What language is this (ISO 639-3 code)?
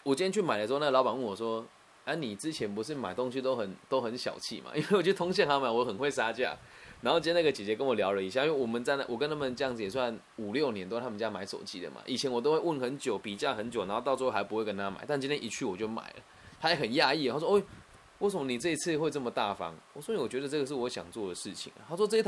zho